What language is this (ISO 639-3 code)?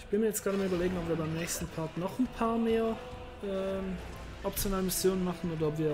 deu